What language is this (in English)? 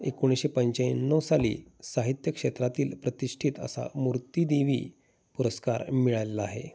Marathi